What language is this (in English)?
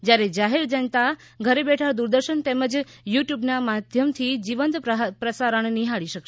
Gujarati